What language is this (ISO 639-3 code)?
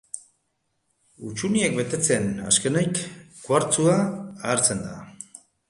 eus